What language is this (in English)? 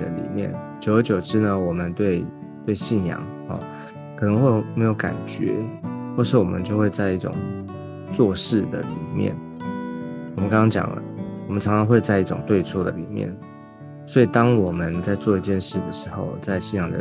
Chinese